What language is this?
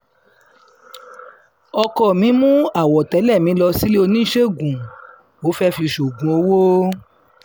Yoruba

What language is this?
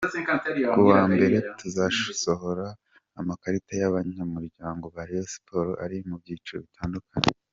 Kinyarwanda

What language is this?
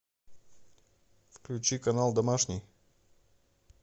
Russian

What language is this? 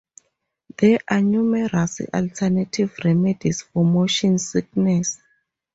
English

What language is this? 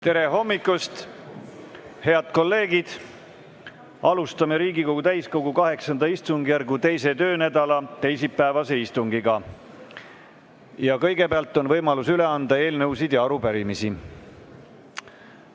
Estonian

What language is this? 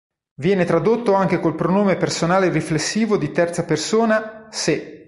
Italian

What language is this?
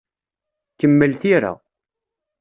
Kabyle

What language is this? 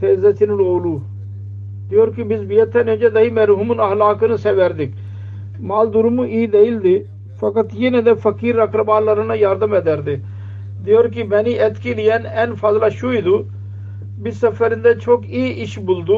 Turkish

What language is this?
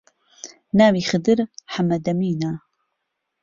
Central Kurdish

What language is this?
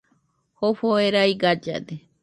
Nüpode Huitoto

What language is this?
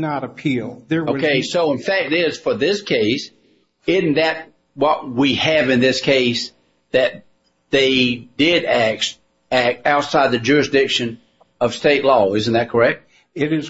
English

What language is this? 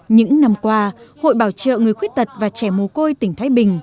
Vietnamese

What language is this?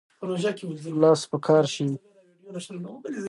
Pashto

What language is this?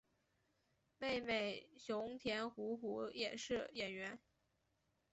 Chinese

